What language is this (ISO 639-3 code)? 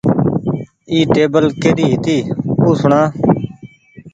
gig